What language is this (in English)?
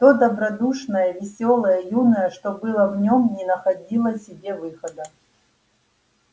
Russian